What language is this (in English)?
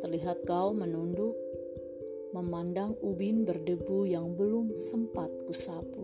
Indonesian